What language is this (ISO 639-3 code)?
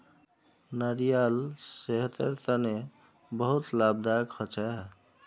mag